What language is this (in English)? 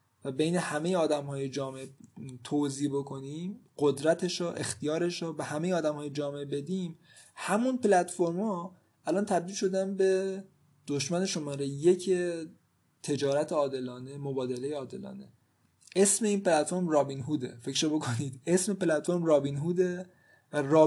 Persian